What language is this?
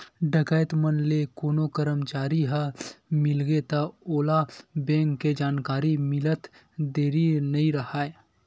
Chhattisgarhi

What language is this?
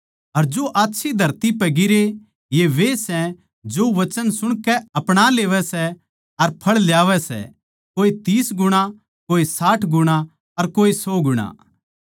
Haryanvi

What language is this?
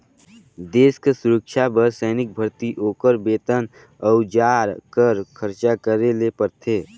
Chhattisgarhi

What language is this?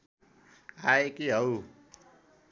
Nepali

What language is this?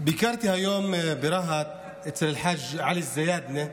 Hebrew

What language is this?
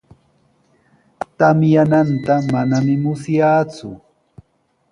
Sihuas Ancash Quechua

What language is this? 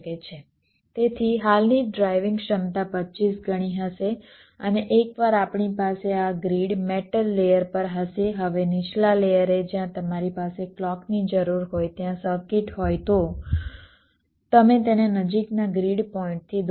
Gujarati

